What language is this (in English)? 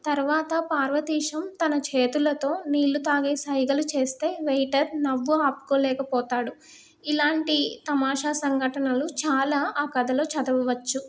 Telugu